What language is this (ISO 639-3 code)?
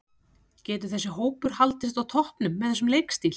isl